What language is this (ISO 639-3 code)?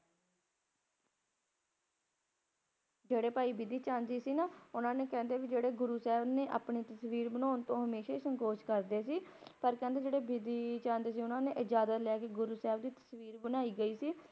pan